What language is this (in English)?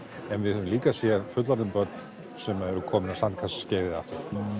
Icelandic